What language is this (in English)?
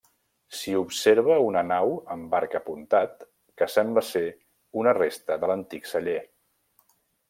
Catalan